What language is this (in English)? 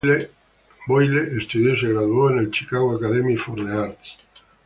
Spanish